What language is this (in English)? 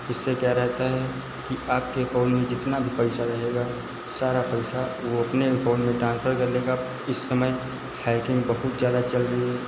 Hindi